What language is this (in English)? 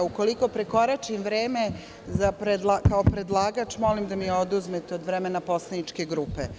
Serbian